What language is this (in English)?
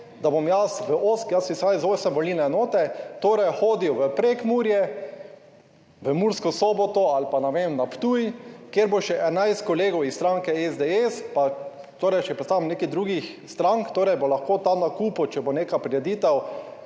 Slovenian